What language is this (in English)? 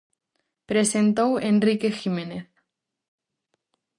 Galician